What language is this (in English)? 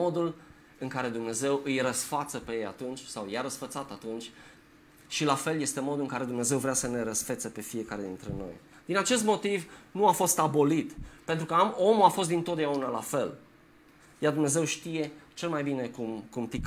Romanian